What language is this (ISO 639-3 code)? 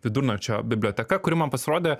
lit